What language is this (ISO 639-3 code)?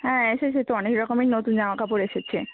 ben